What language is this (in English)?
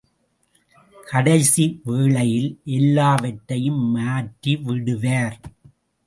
Tamil